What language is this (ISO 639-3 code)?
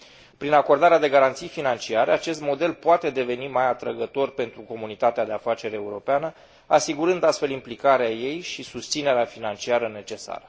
ron